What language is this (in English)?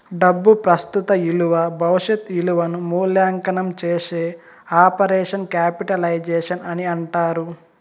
Telugu